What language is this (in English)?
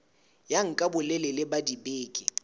Southern Sotho